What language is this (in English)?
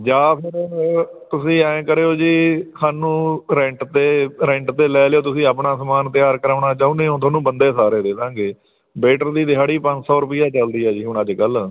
Punjabi